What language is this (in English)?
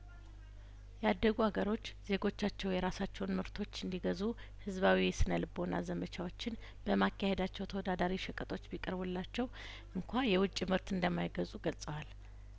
Amharic